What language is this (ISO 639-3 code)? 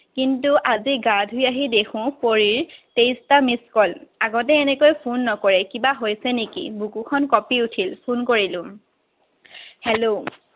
asm